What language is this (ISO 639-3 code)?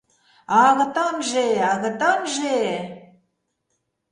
chm